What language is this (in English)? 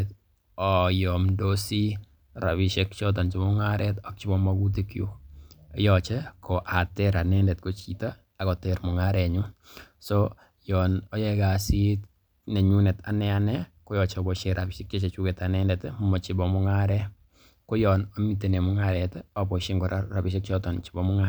Kalenjin